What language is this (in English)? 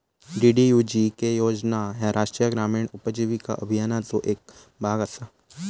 Marathi